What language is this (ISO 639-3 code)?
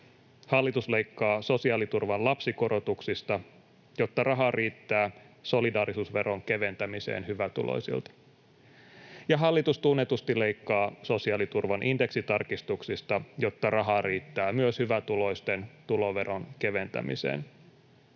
fin